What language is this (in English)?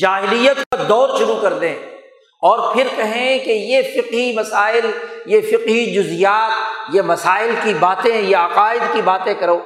Urdu